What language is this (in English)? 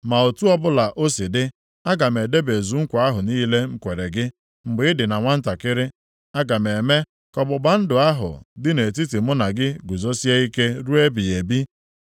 Igbo